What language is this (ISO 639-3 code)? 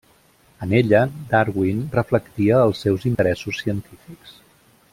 cat